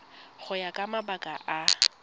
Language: Tswana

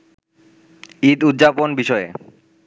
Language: Bangla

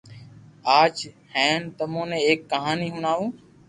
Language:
Loarki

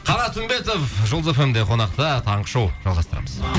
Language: Kazakh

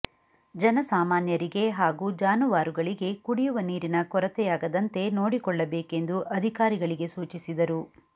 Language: Kannada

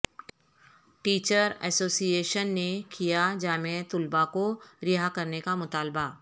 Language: Urdu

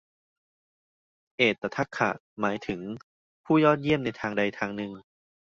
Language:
Thai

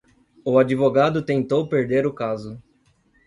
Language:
Portuguese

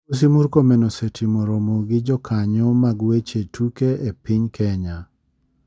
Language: Luo (Kenya and Tanzania)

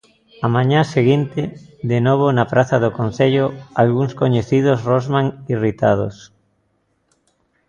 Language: Galician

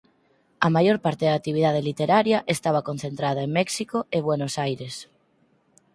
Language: Galician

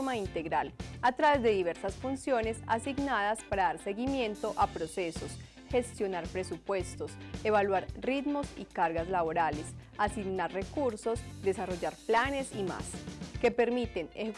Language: Spanish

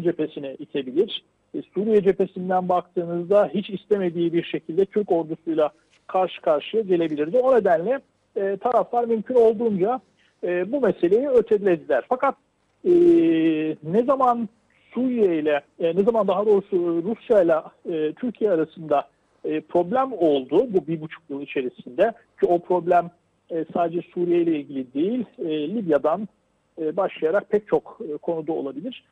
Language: Turkish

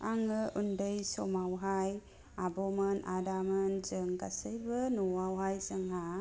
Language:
Bodo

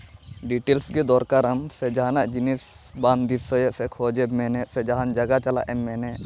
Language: Santali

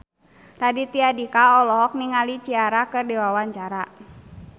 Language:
Sundanese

